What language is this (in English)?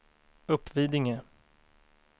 Swedish